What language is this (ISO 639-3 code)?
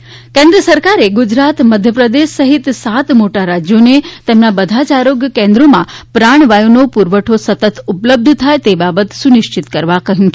guj